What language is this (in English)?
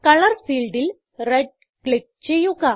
Malayalam